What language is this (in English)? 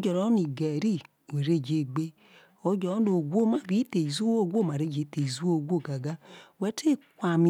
Isoko